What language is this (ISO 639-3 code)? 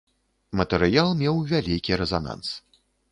bel